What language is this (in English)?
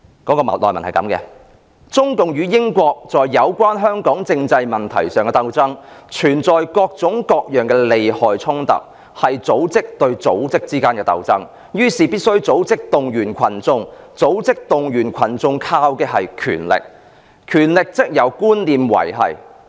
Cantonese